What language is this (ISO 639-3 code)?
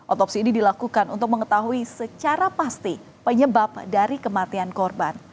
ind